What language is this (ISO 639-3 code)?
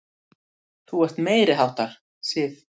isl